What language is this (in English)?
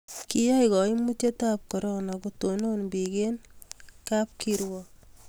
Kalenjin